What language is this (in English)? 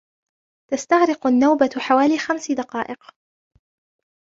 Arabic